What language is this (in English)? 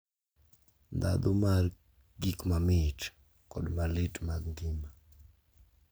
Luo (Kenya and Tanzania)